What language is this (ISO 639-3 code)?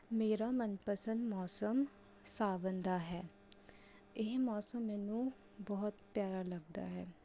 pan